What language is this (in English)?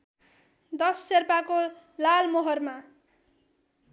Nepali